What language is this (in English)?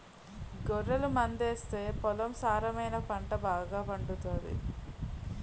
Telugu